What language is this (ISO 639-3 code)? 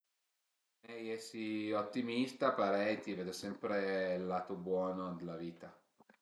pms